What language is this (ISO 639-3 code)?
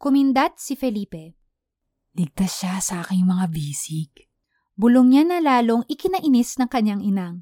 fil